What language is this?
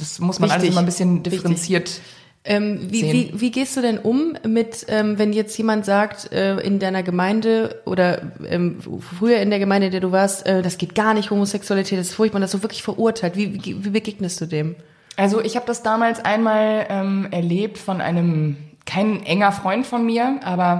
German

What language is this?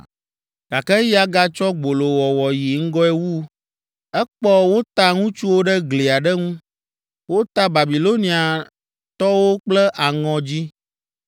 Ewe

